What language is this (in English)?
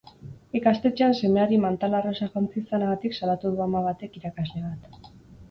Basque